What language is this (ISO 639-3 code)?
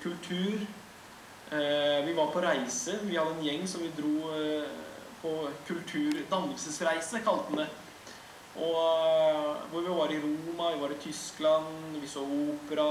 nor